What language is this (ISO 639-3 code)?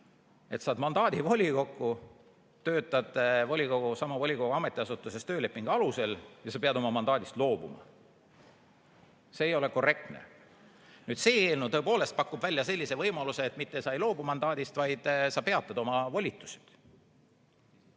est